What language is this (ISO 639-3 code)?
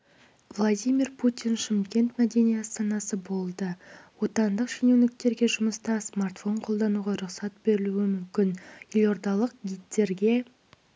kaz